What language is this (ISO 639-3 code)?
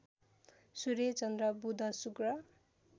nep